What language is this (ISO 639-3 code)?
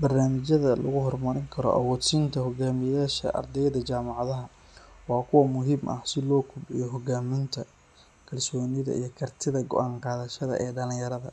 som